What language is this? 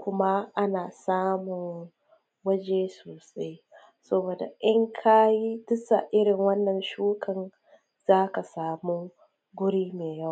Hausa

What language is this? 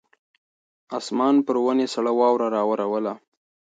Pashto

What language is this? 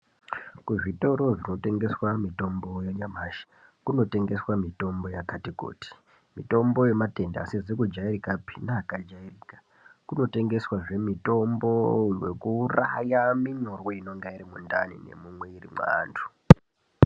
Ndau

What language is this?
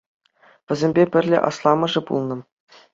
Chuvash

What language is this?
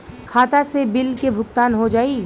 Bhojpuri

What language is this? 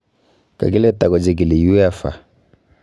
Kalenjin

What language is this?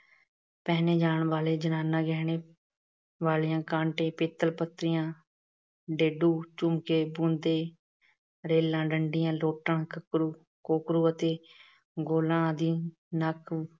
Punjabi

